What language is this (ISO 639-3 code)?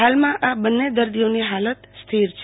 guj